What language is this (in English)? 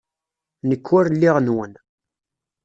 Kabyle